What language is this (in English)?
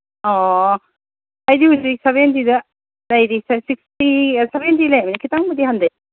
Manipuri